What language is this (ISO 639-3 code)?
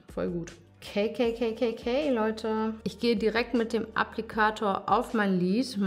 deu